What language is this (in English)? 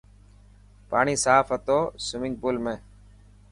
Dhatki